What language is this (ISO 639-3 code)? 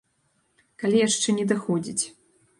bel